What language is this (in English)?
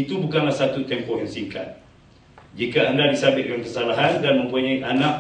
Malay